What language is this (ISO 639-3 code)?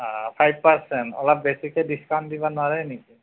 asm